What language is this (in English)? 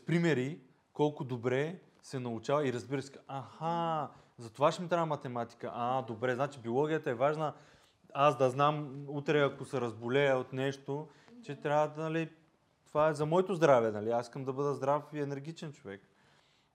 Bulgarian